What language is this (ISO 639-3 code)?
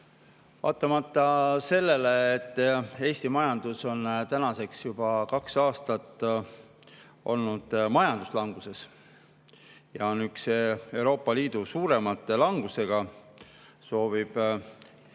est